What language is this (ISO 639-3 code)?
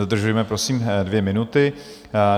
ces